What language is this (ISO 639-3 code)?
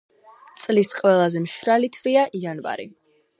kat